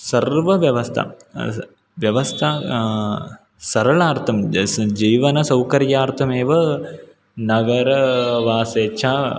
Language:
Sanskrit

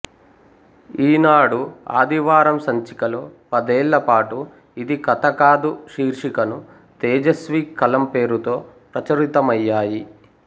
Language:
Telugu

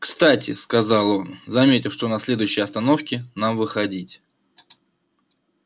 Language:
Russian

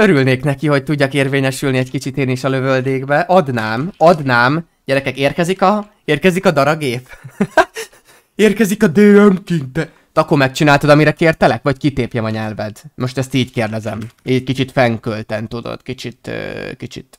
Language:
Hungarian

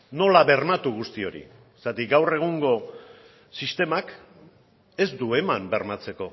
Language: Basque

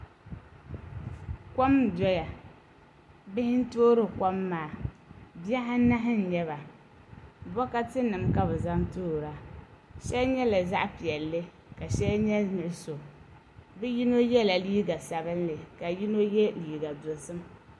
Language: Dagbani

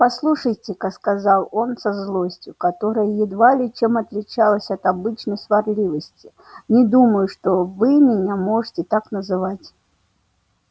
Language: Russian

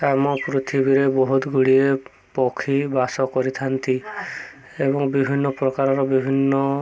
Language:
Odia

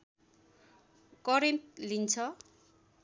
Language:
Nepali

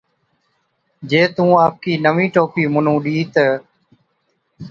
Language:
Od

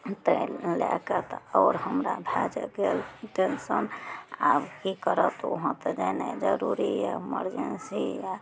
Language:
Maithili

